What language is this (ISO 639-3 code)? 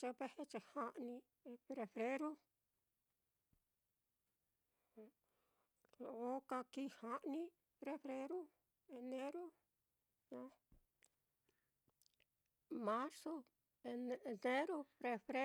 vmm